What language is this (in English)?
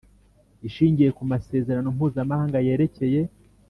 Kinyarwanda